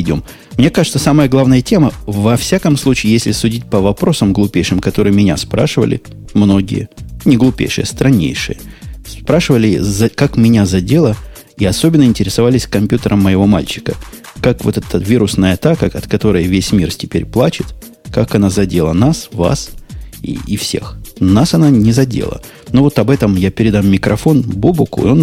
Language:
Russian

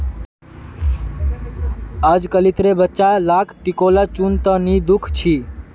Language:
Magahi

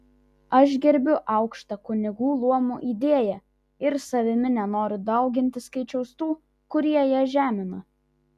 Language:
Lithuanian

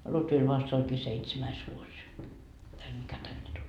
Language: Finnish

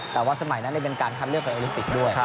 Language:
Thai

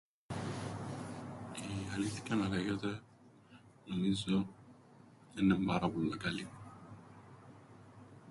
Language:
Greek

